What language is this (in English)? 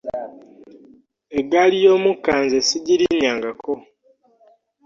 Ganda